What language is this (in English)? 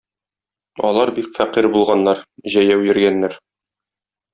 Tatar